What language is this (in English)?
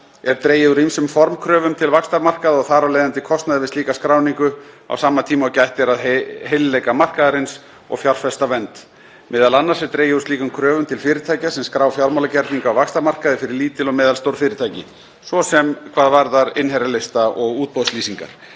Icelandic